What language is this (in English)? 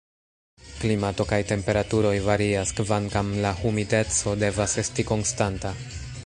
Esperanto